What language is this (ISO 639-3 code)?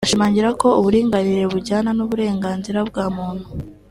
kin